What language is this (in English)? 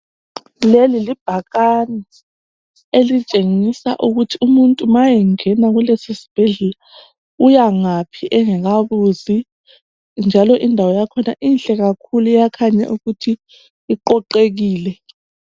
North Ndebele